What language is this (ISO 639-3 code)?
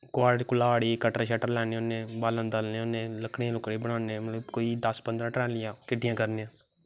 doi